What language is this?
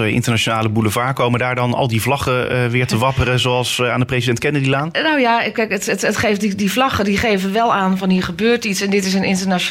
Dutch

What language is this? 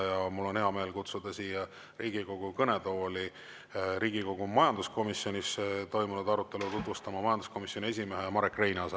Estonian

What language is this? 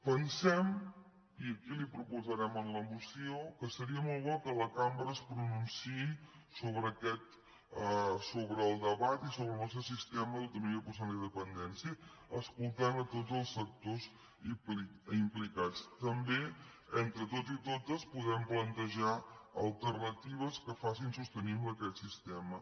Catalan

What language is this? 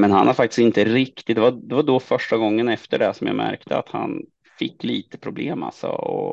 Swedish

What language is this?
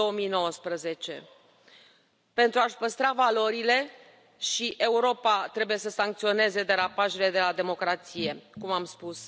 Romanian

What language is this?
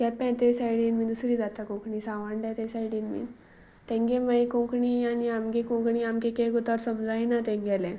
Konkani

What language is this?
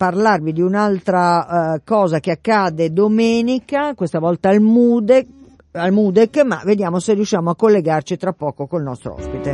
Italian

